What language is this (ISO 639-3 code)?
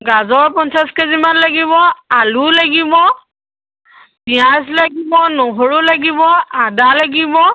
asm